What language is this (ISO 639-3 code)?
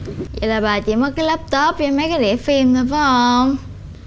vie